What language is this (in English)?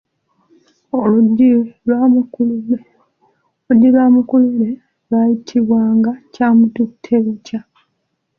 Ganda